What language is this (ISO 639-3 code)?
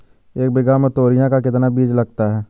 hin